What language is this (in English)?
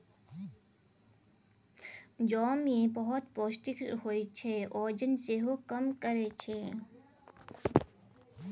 Maithili